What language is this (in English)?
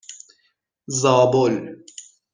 Persian